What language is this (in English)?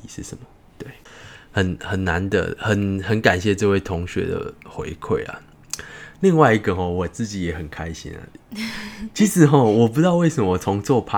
Chinese